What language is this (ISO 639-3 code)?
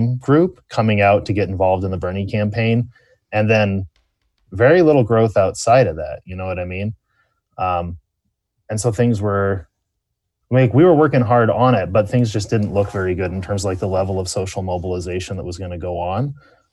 eng